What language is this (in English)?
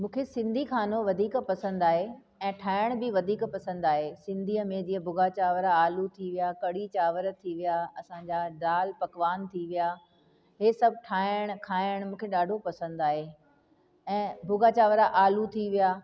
Sindhi